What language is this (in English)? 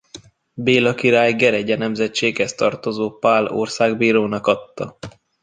Hungarian